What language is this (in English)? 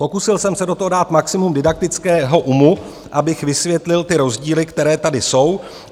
Czech